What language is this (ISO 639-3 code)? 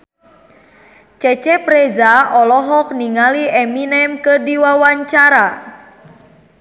sun